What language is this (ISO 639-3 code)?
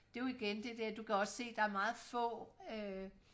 dan